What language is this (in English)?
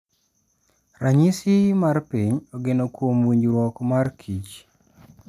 Luo (Kenya and Tanzania)